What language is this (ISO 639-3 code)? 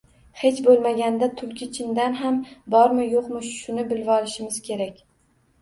uzb